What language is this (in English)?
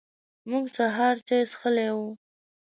Pashto